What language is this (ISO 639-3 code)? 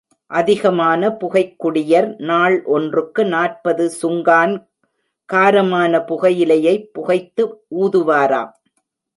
tam